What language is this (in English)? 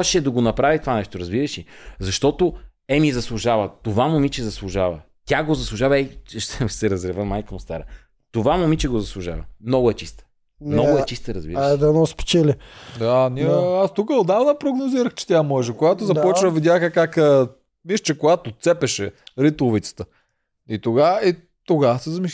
Bulgarian